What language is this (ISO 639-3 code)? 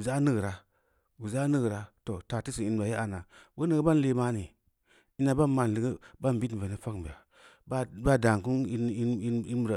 ndi